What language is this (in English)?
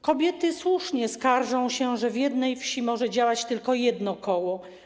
Polish